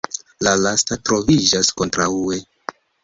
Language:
Esperanto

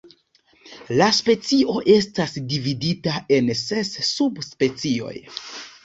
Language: Esperanto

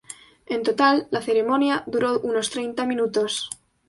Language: Spanish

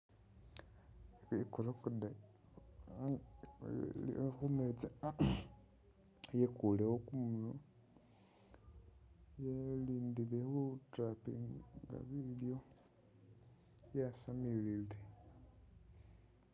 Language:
Masaaba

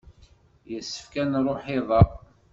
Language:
Kabyle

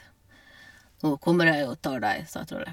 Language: Norwegian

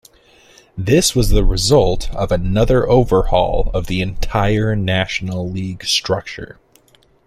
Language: English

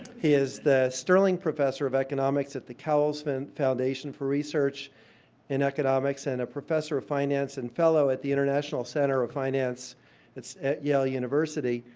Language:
English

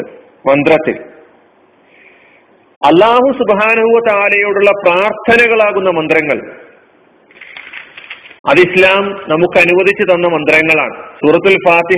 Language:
Malayalam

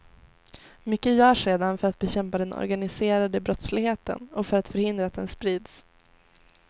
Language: Swedish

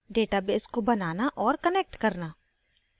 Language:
Hindi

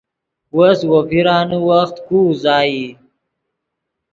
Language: Yidgha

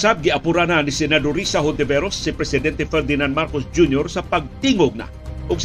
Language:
Filipino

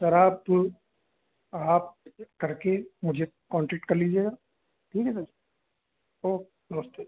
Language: Hindi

